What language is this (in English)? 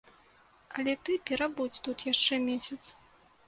Belarusian